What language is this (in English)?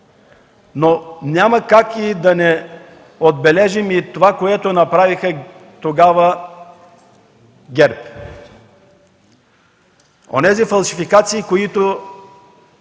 Bulgarian